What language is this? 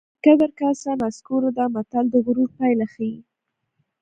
Pashto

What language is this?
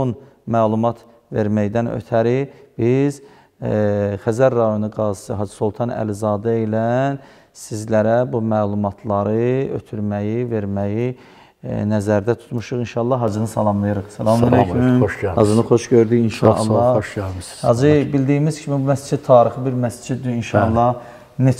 Turkish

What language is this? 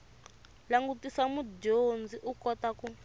Tsonga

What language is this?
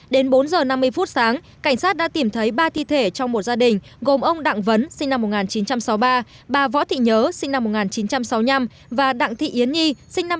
Vietnamese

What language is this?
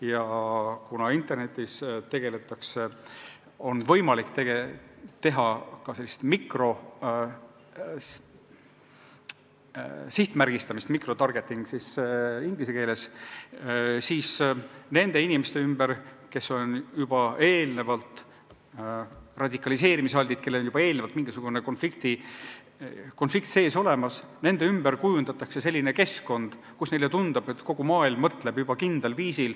Estonian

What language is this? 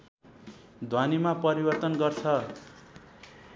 Nepali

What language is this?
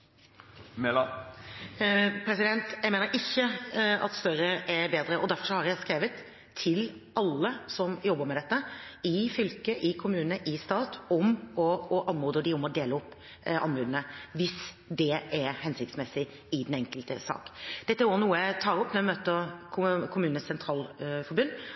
Norwegian Bokmål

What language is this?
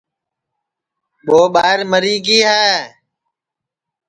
Sansi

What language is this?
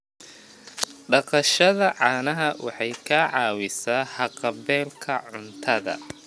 Somali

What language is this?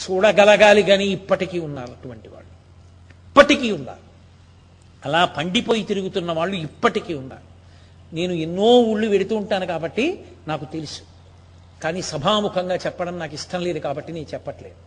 Telugu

